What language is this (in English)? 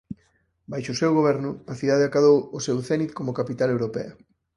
Galician